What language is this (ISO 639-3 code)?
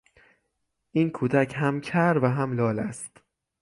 fas